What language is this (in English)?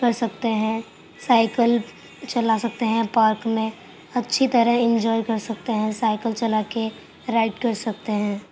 Urdu